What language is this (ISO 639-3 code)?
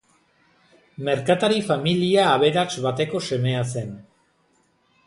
eus